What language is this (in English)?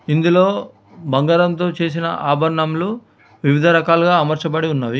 Telugu